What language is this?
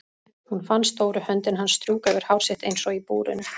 Icelandic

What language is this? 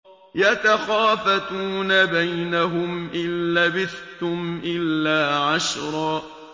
Arabic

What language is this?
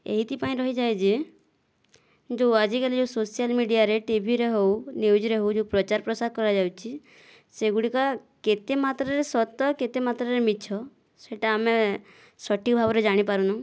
Odia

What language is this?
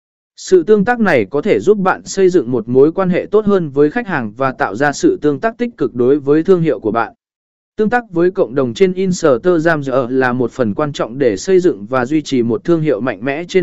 Vietnamese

